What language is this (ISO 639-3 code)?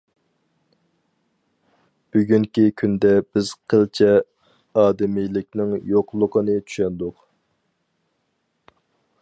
uig